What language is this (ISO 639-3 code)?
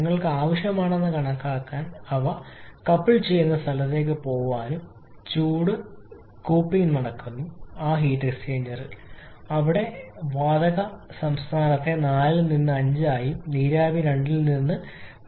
mal